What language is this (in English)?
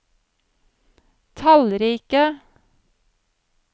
Norwegian